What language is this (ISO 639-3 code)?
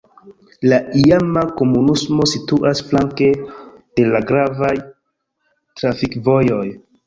epo